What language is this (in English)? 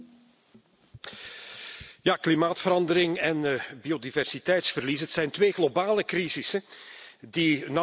Dutch